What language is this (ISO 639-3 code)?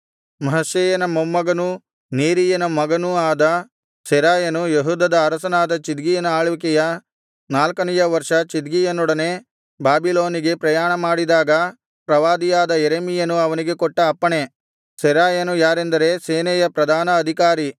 kan